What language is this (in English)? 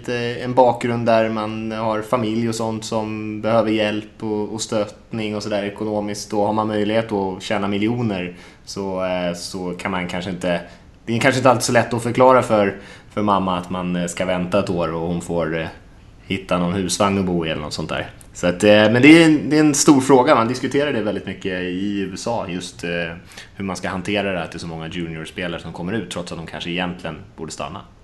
Swedish